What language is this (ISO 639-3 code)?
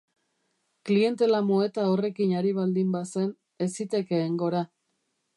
eus